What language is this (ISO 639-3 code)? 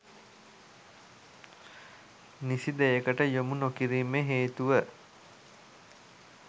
sin